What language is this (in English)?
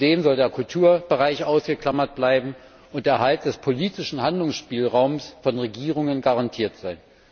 German